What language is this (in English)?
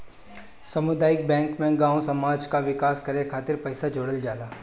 Bhojpuri